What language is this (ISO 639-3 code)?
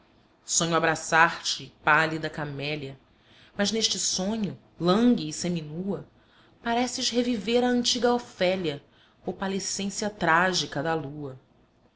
por